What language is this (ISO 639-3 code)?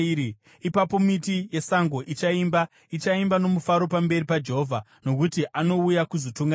sna